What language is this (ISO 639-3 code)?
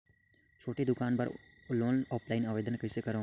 hne